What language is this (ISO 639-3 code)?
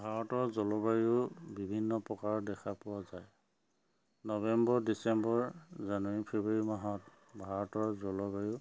asm